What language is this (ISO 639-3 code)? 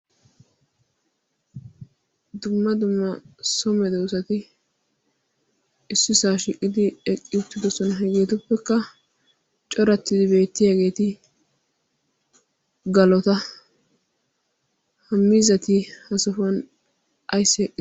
wal